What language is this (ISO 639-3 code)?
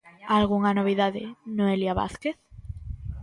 glg